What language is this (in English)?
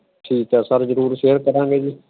Punjabi